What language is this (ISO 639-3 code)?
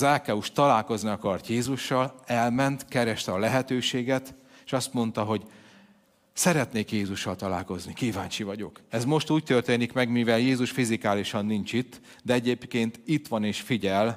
hun